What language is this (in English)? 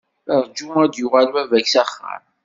Kabyle